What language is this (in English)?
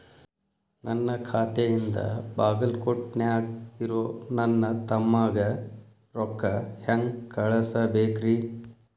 Kannada